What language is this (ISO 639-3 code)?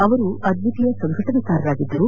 kan